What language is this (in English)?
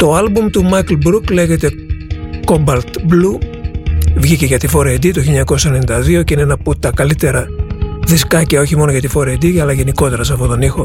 Greek